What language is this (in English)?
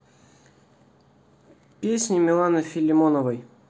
Russian